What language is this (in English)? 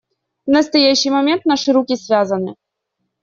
Russian